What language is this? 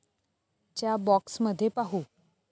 Marathi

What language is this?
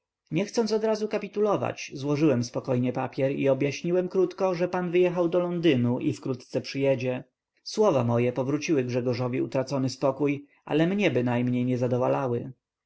Polish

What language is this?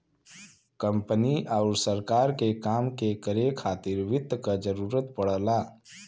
Bhojpuri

